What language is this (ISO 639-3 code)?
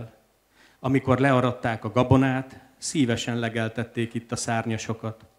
hun